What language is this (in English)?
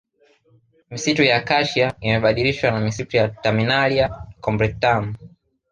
Swahili